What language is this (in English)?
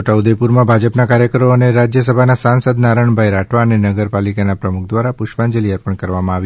Gujarati